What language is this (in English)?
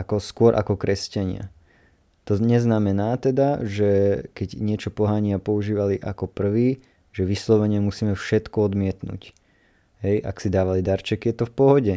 Slovak